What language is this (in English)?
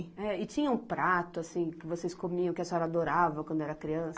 Portuguese